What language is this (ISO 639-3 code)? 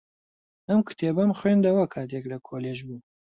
ckb